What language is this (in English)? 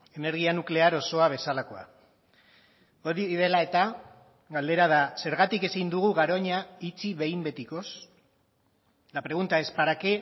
Basque